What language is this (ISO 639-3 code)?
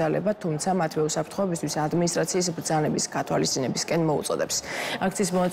tur